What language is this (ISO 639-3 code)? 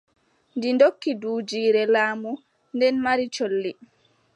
fub